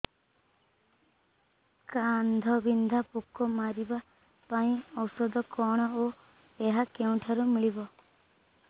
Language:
Odia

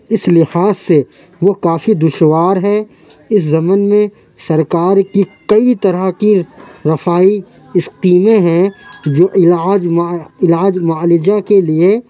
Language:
Urdu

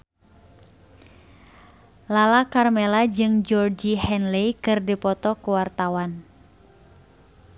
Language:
Sundanese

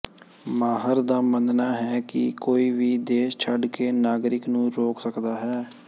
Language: Punjabi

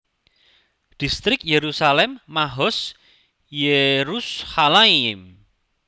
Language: Javanese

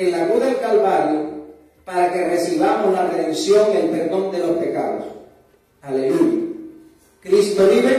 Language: Spanish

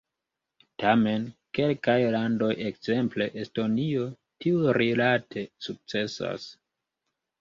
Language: Esperanto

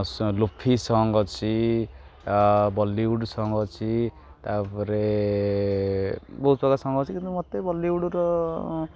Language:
Odia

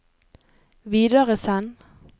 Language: Norwegian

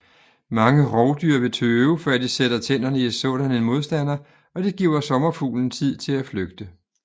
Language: Danish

